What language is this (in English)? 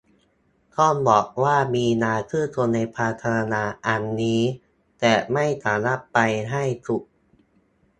Thai